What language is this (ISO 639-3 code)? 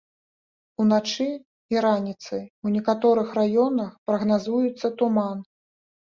bel